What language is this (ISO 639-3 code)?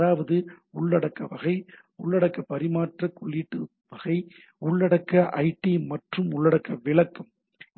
tam